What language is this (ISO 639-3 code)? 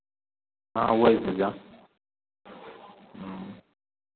mai